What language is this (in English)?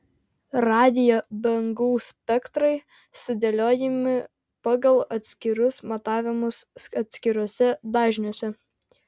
Lithuanian